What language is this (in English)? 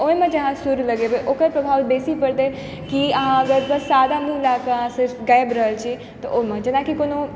Maithili